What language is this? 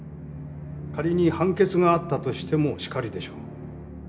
Japanese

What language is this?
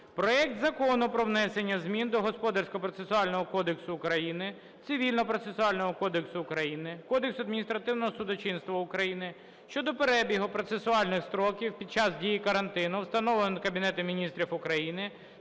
Ukrainian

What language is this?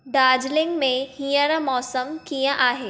Sindhi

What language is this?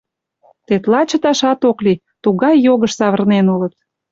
Mari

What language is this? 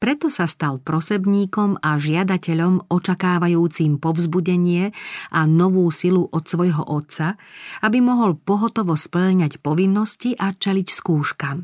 Slovak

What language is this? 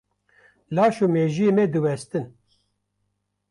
Kurdish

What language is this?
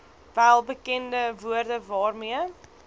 Afrikaans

